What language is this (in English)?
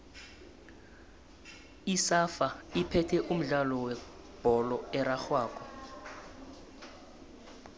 South Ndebele